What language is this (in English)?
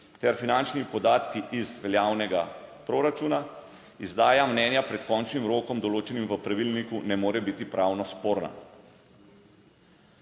Slovenian